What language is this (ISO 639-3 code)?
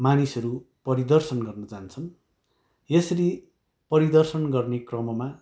nep